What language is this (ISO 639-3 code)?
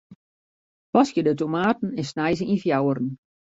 fry